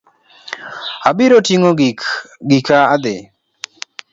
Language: Luo (Kenya and Tanzania)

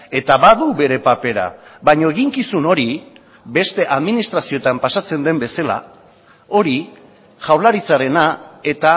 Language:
Basque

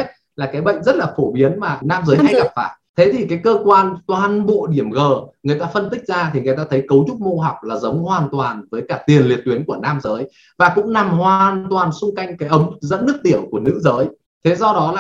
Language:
Vietnamese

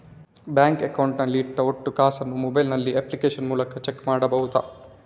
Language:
Kannada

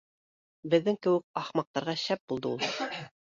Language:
Bashkir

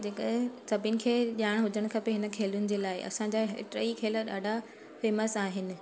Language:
Sindhi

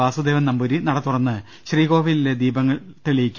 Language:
Malayalam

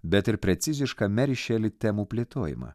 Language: Lithuanian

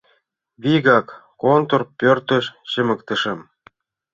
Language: Mari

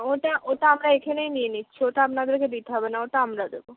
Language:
Bangla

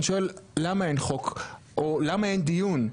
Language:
Hebrew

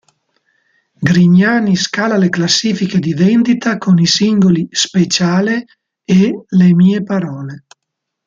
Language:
Italian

